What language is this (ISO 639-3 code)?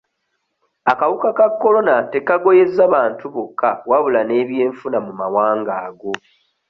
lug